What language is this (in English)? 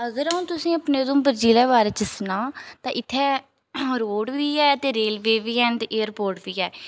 Dogri